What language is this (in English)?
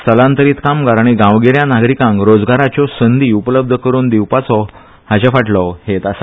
Konkani